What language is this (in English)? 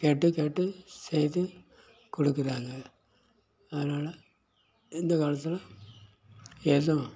Tamil